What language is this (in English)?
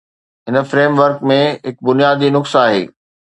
Sindhi